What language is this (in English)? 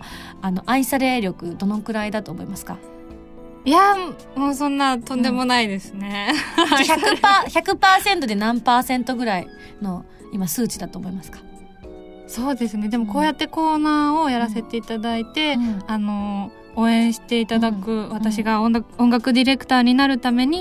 Japanese